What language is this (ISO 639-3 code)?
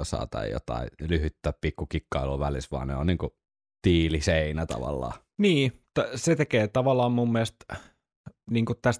fin